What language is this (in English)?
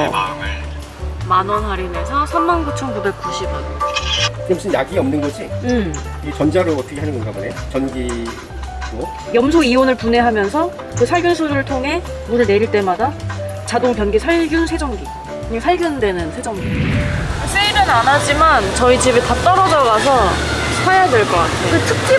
Korean